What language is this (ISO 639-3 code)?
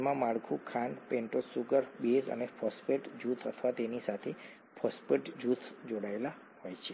guj